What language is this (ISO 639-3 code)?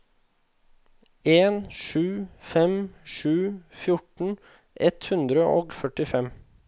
nor